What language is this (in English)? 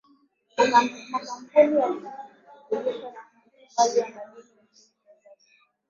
Swahili